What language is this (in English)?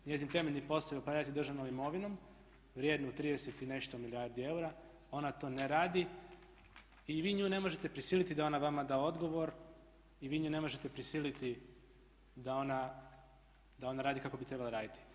Croatian